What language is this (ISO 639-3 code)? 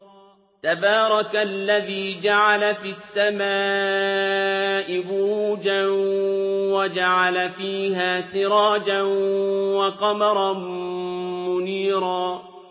ara